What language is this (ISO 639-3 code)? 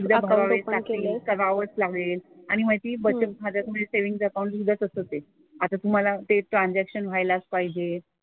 mar